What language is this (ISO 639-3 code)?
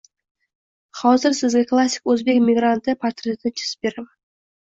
uzb